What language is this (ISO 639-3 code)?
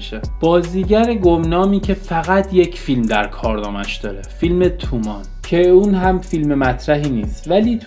fas